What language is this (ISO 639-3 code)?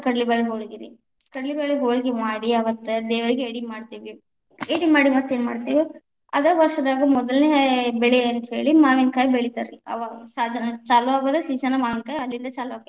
kan